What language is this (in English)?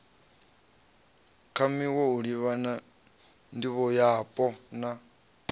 Venda